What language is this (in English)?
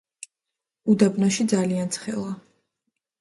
Georgian